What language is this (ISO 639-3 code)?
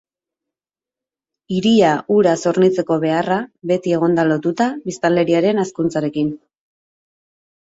eus